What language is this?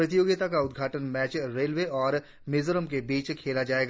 Hindi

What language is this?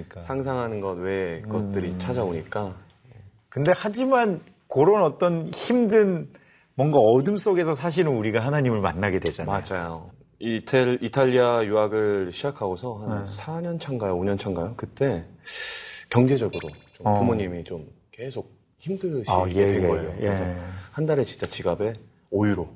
Korean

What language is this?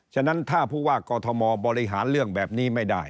Thai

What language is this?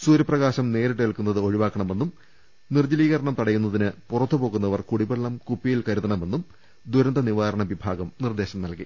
Malayalam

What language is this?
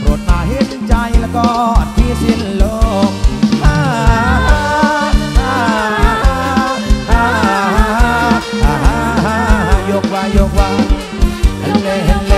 Thai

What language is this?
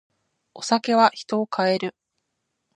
Japanese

